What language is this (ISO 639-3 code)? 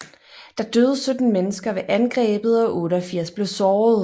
dan